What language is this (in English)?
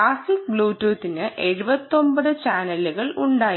Malayalam